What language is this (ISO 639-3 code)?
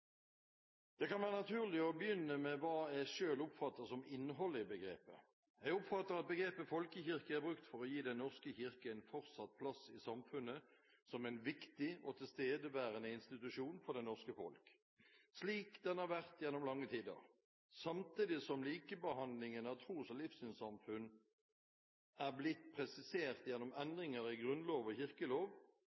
nob